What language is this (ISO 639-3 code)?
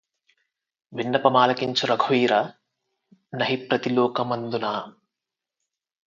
tel